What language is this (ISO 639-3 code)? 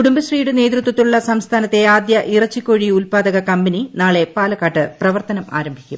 mal